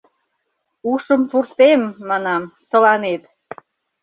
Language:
Mari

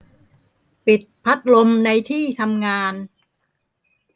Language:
Thai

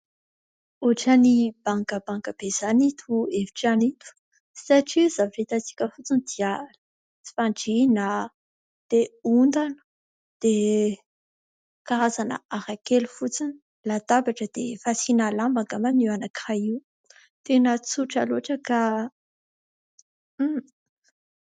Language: Malagasy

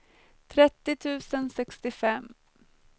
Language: Swedish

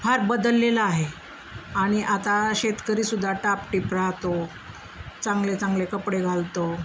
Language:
Marathi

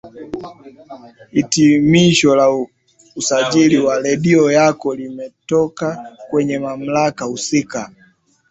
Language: Swahili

